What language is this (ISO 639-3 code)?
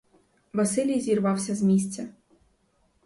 ukr